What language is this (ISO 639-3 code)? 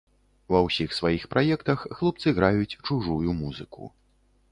bel